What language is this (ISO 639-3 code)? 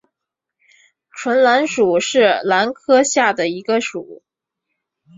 zho